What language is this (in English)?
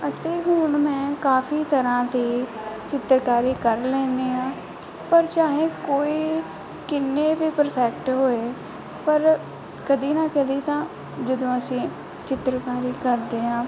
Punjabi